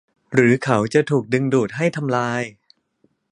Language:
Thai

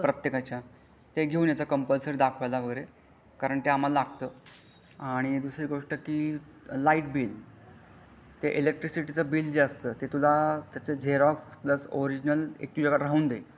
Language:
Marathi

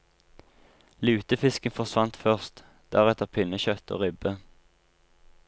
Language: Norwegian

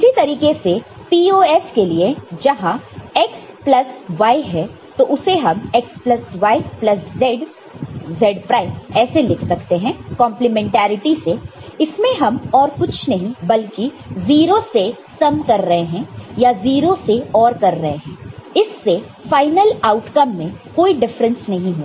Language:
Hindi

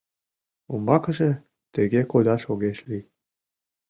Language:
Mari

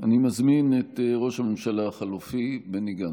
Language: Hebrew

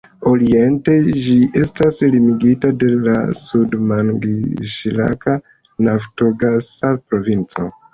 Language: Esperanto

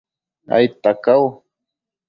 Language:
Matsés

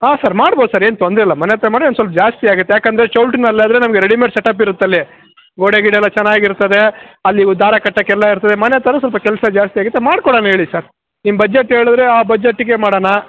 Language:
Kannada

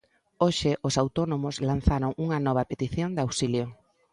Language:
Galician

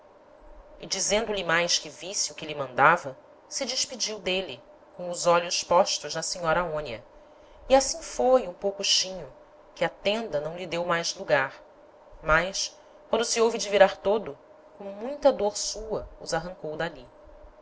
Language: Portuguese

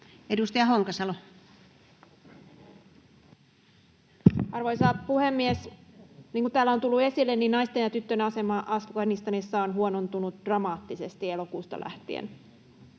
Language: Finnish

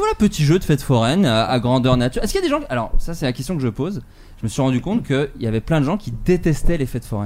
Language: French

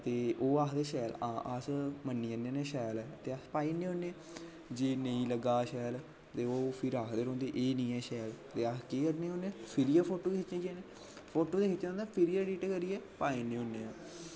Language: Dogri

